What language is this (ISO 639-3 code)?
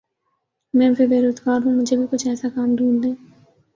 urd